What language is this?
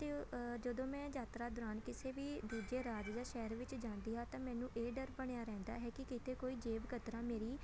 Punjabi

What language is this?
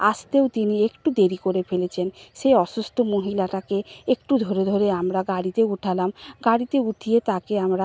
Bangla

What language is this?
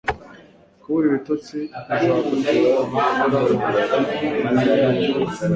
Kinyarwanda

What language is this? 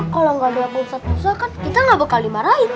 Indonesian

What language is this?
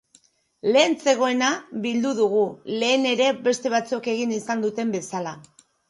Basque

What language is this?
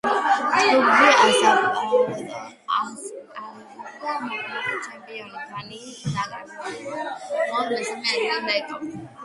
Georgian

